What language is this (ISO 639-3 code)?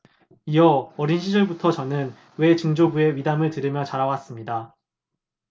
kor